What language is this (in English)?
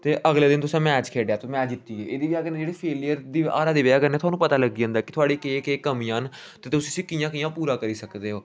Dogri